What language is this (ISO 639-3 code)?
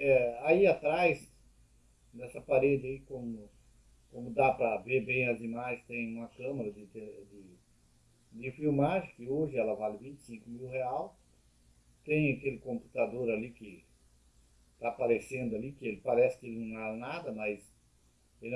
por